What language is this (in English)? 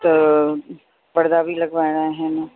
Sindhi